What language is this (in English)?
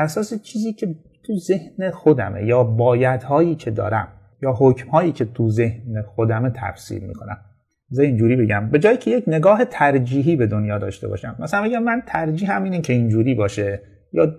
Persian